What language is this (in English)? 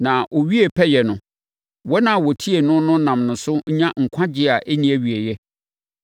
Akan